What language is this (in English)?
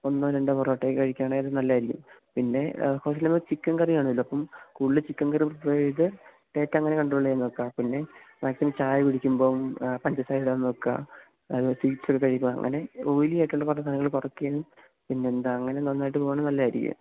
Malayalam